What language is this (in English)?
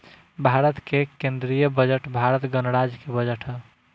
Bhojpuri